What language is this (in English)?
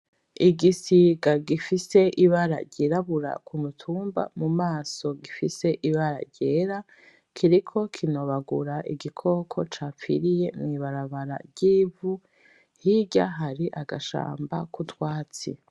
Rundi